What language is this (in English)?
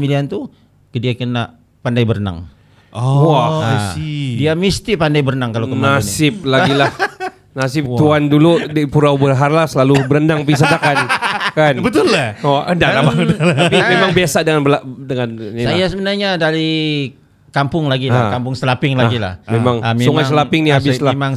Malay